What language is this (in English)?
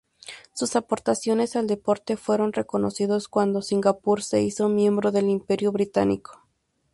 Spanish